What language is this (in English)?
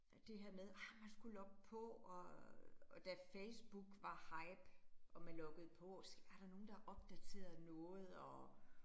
Danish